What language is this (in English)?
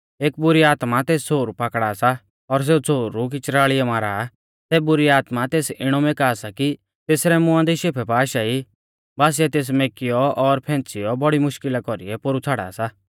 Mahasu Pahari